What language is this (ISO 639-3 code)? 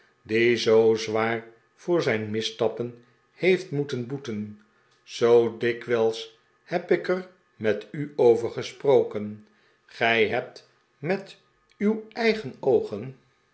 nld